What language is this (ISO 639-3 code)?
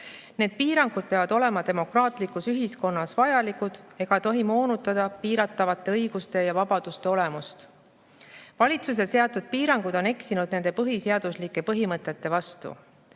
est